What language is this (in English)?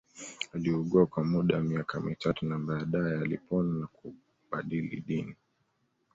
Swahili